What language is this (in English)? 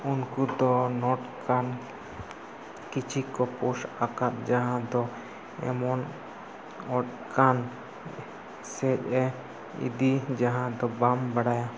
Santali